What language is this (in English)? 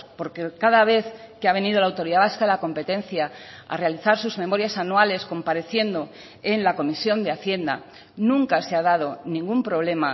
Spanish